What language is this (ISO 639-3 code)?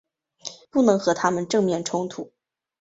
zho